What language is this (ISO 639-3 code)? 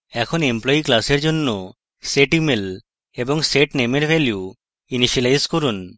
ben